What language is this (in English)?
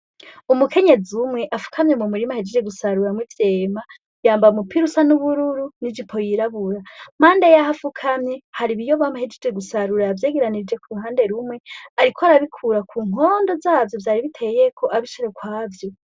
Rundi